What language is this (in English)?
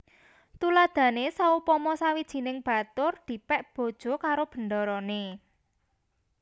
Javanese